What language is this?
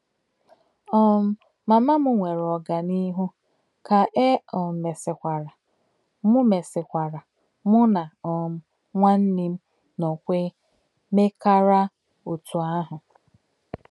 Igbo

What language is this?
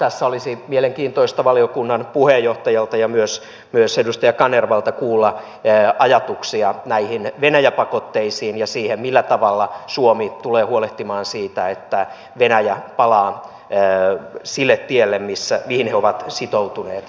Finnish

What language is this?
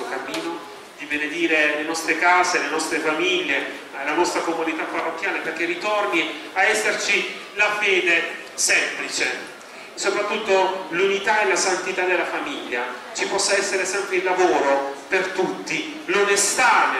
Italian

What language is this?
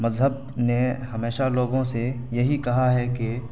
Urdu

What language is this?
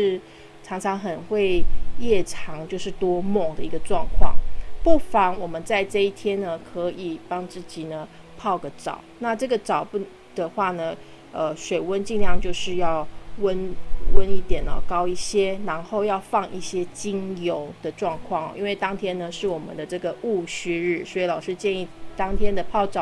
Chinese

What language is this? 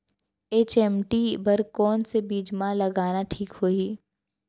Chhattisgarhi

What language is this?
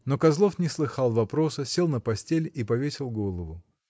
Russian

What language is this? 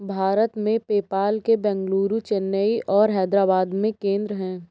Hindi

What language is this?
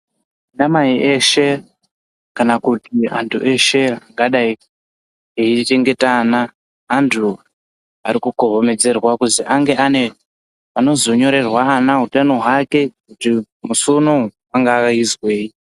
Ndau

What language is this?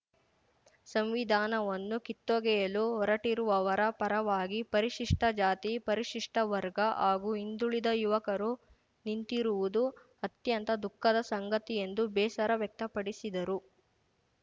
Kannada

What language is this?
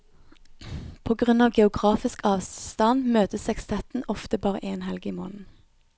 Norwegian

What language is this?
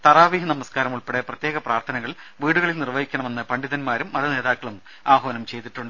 Malayalam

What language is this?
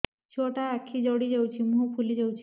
Odia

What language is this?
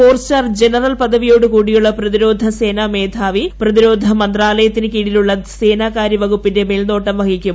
Malayalam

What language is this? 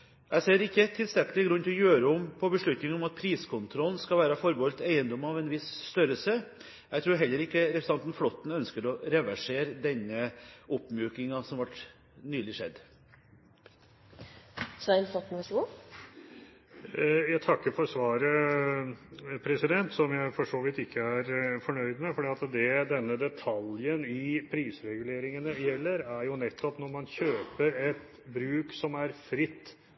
Norwegian Bokmål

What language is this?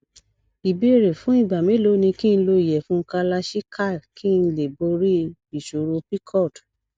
Yoruba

